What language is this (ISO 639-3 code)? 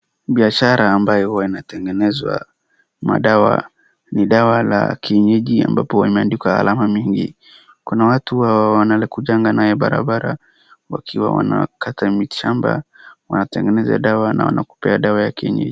swa